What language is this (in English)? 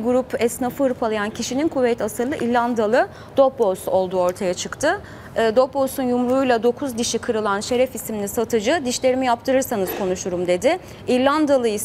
Turkish